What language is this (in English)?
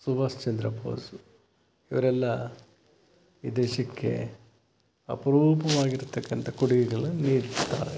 Kannada